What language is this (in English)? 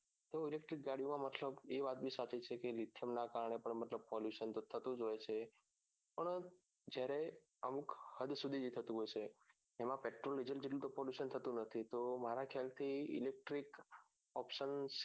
Gujarati